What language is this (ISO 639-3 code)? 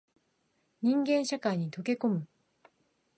jpn